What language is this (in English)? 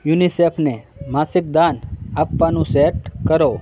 Gujarati